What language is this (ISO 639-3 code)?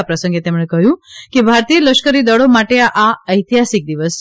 guj